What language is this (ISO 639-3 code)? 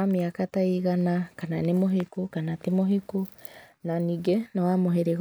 kik